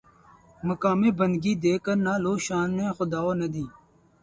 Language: Urdu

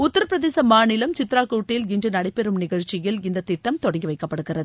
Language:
Tamil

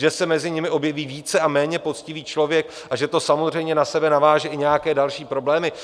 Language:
Czech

